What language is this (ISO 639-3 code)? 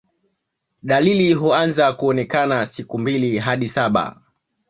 swa